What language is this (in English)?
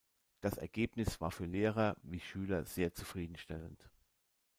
German